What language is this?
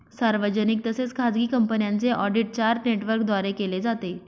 Marathi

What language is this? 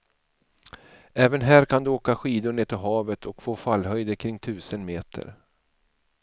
Swedish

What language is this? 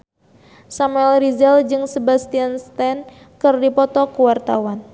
Sundanese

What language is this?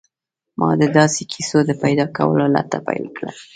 Pashto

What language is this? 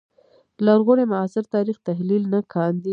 Pashto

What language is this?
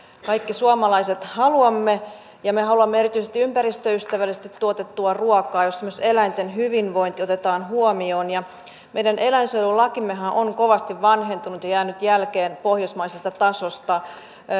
Finnish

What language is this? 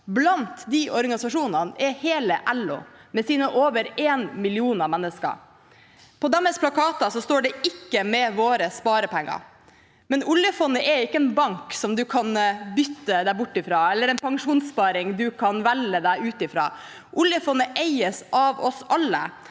Norwegian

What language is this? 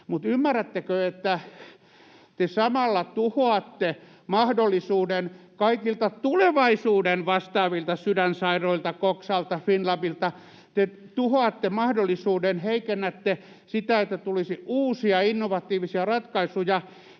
Finnish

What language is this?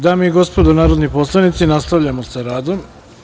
Serbian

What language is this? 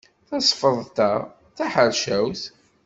Kabyle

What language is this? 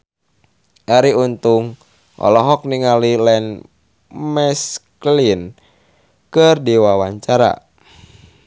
Sundanese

